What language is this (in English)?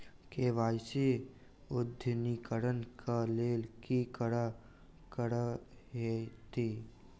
Maithili